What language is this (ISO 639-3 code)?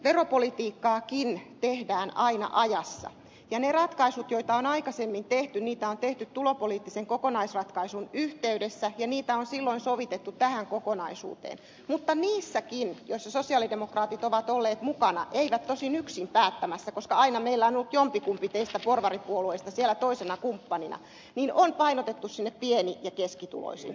fin